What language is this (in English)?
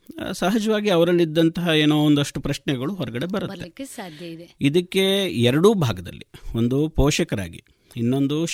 Kannada